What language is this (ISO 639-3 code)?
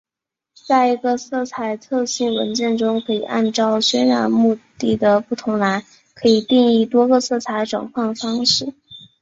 zho